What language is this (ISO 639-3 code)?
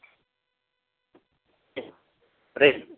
guj